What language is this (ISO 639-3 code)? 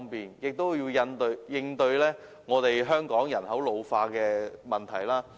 yue